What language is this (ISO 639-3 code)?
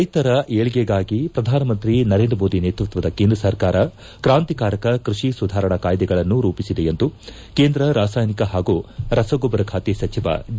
kan